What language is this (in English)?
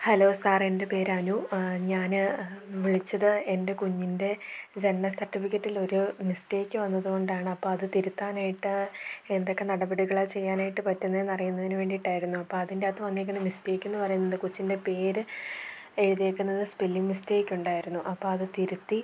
Malayalam